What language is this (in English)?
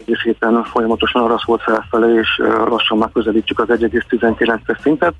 Hungarian